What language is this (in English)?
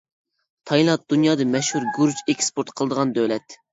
Uyghur